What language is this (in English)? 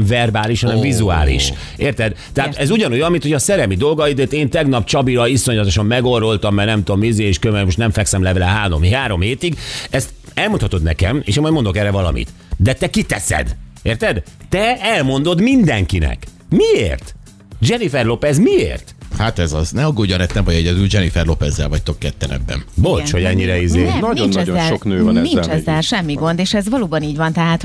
Hungarian